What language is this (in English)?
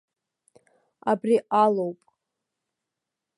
Abkhazian